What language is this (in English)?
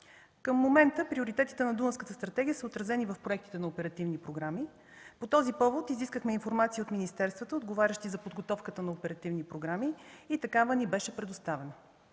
Bulgarian